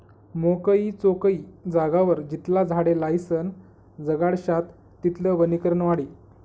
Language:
Marathi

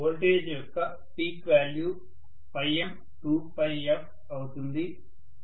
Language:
Telugu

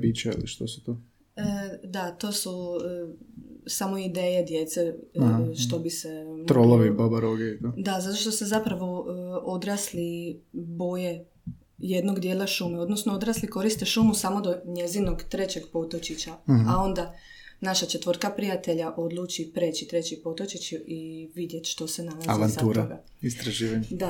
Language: Croatian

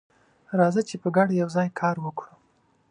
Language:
Pashto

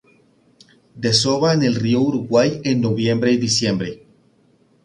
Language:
Spanish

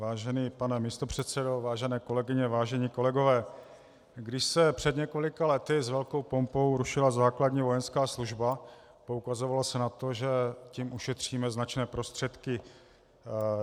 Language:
Czech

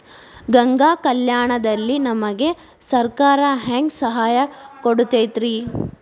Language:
Kannada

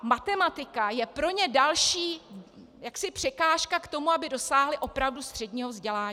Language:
Czech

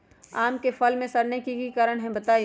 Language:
Magahi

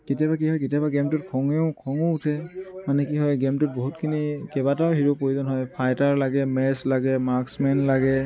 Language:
Assamese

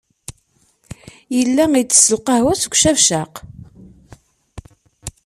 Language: Kabyle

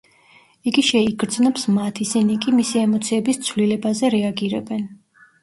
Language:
Georgian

